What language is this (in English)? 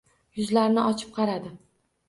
Uzbek